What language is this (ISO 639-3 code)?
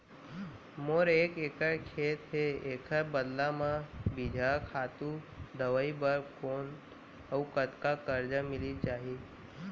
hne